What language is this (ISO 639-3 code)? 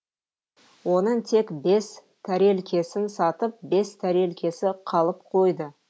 kaz